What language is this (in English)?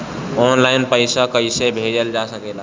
Bhojpuri